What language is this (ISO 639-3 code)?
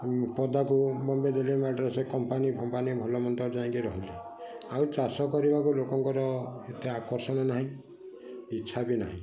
ori